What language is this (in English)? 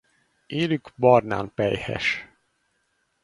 Hungarian